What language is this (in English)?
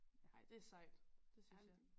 Danish